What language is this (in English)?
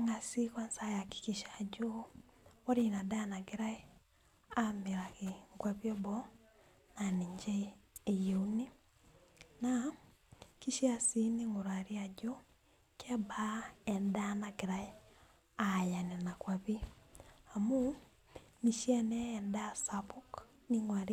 Masai